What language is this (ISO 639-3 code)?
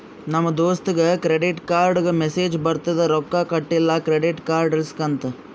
kan